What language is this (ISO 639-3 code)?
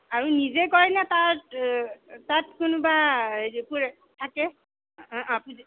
asm